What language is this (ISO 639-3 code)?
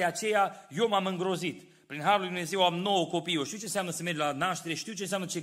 ron